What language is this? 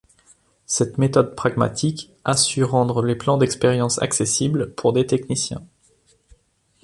French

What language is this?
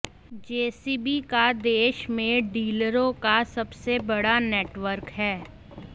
Hindi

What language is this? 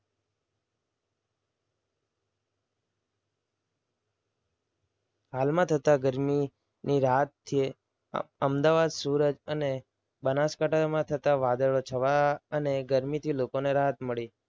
Gujarati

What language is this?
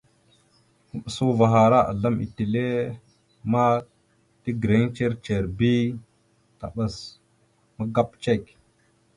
Mada (Cameroon)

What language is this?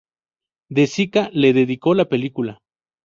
Spanish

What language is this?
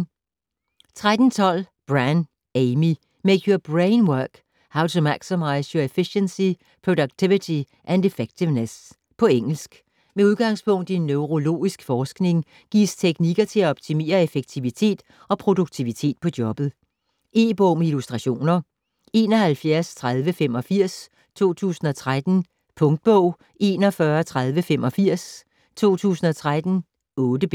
Danish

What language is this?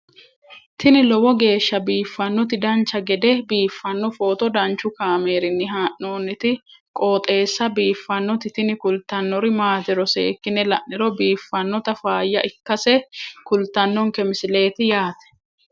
Sidamo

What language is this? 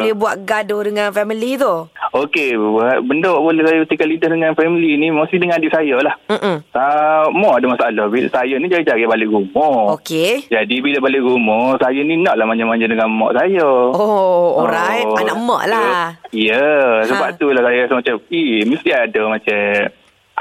Malay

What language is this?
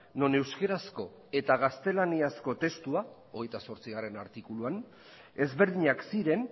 Basque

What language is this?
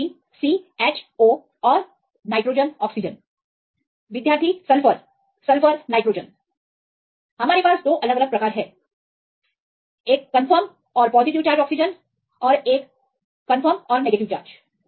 Hindi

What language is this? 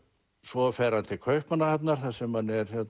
Icelandic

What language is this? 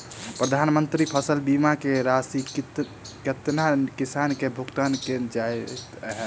Maithili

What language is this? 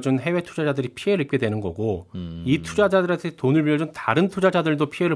Korean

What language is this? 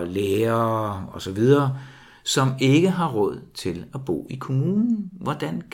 Danish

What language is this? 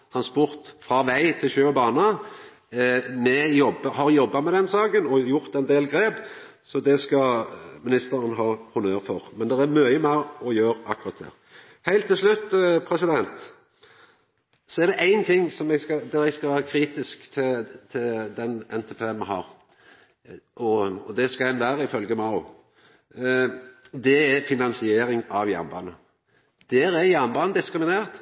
Norwegian Nynorsk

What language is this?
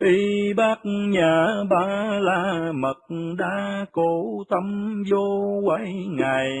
Vietnamese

